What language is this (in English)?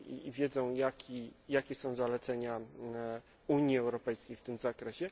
Polish